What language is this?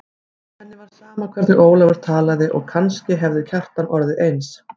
Icelandic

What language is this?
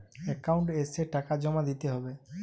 Bangla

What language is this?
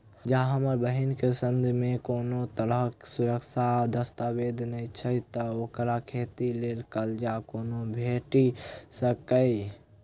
Maithili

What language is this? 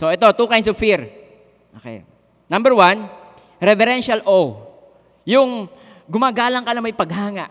Filipino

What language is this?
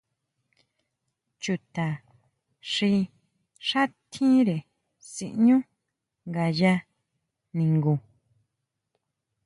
Huautla Mazatec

